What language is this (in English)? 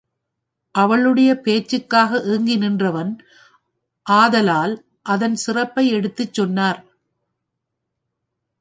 Tamil